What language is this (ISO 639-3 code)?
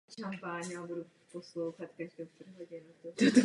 ces